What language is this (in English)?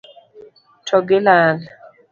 Luo (Kenya and Tanzania)